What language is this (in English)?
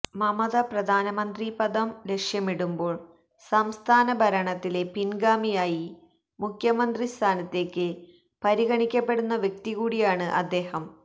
Malayalam